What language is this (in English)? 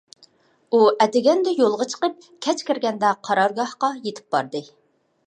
Uyghur